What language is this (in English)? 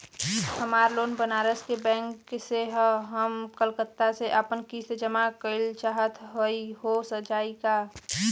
Bhojpuri